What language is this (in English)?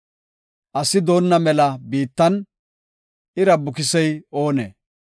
Gofa